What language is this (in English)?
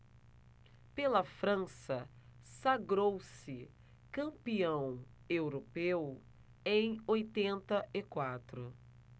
Portuguese